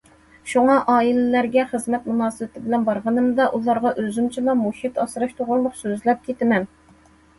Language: Uyghur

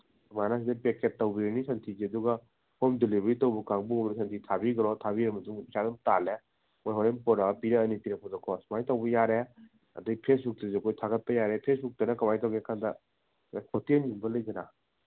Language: Manipuri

